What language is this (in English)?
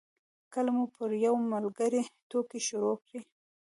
Pashto